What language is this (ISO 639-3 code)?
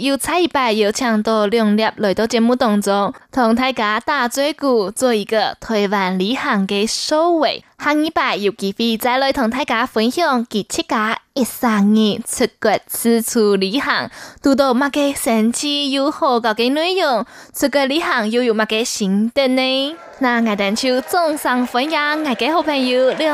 zho